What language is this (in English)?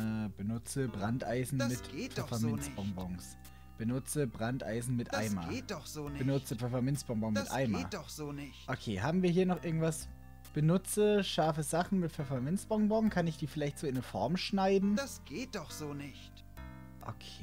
German